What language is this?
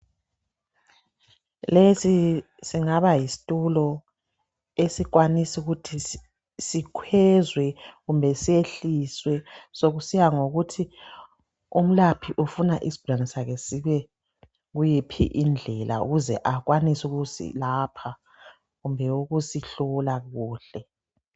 North Ndebele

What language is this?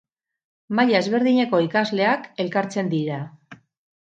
Basque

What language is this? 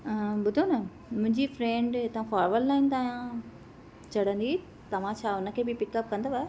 Sindhi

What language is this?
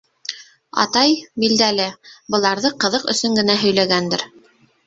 Bashkir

